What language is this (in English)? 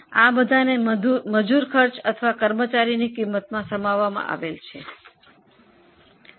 Gujarati